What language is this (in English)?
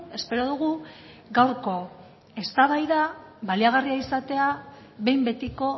Basque